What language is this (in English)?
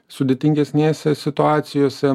Lithuanian